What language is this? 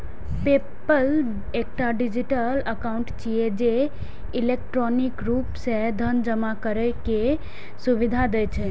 Maithili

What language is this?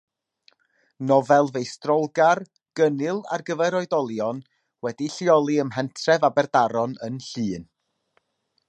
Welsh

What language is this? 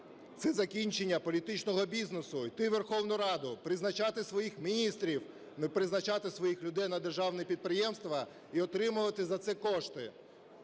Ukrainian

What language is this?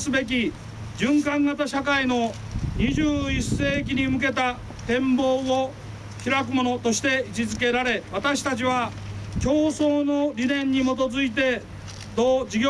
Japanese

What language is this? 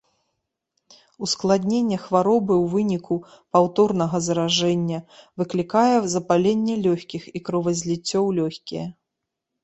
Belarusian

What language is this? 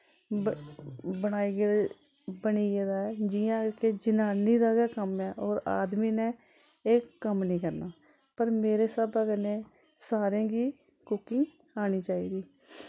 Dogri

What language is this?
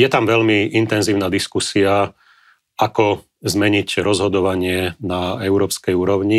Slovak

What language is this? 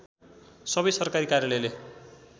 Nepali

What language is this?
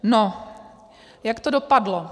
Czech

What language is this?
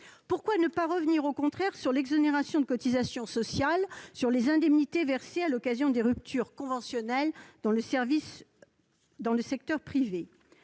French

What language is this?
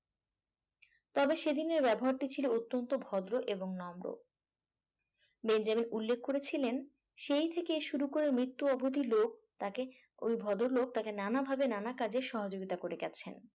Bangla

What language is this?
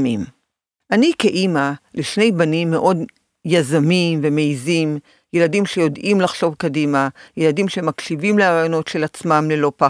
Hebrew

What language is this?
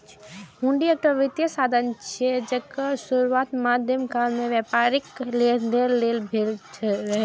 Maithili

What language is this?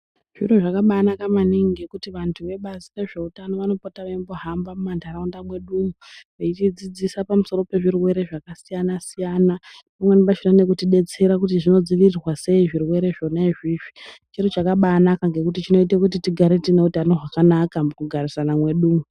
Ndau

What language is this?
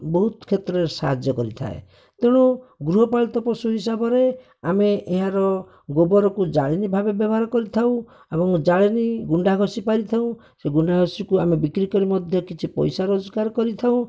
Odia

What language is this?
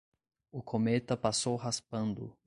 Portuguese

